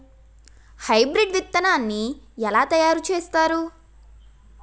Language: Telugu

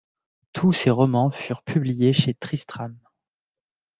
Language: French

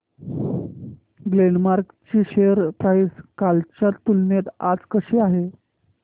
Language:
Marathi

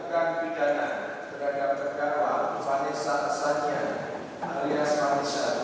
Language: Indonesian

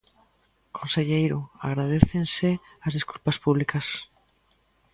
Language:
Galician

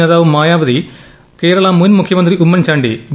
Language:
Malayalam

